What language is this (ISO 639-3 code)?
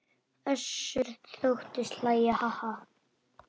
isl